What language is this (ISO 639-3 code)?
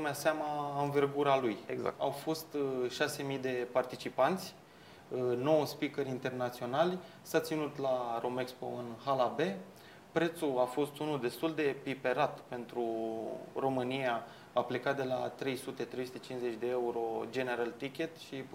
ron